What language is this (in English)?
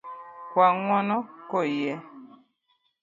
Luo (Kenya and Tanzania)